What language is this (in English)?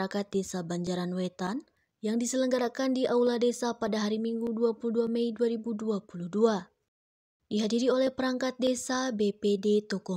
Indonesian